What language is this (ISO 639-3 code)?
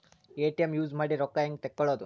kan